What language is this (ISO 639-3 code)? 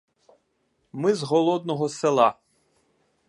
ukr